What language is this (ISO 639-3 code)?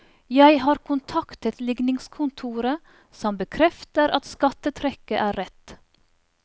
nor